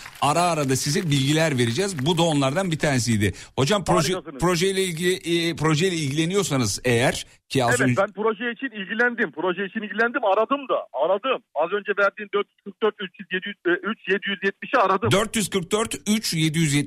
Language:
Turkish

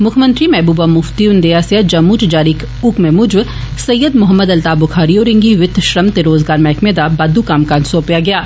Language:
Dogri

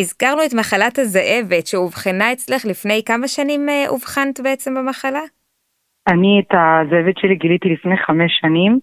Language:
Hebrew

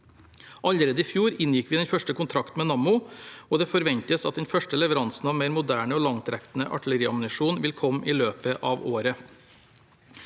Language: Norwegian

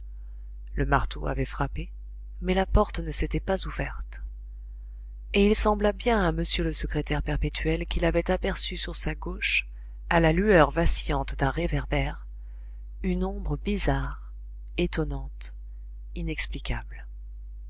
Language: French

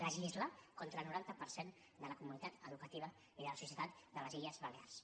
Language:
Catalan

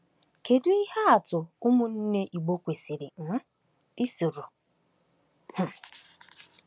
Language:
Igbo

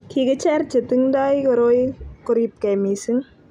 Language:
Kalenjin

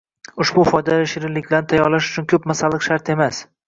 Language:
Uzbek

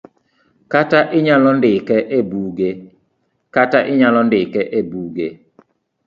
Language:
Luo (Kenya and Tanzania)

